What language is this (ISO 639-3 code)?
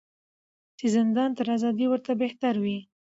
pus